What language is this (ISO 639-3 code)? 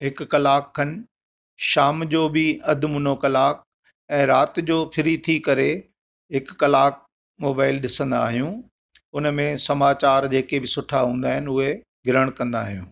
snd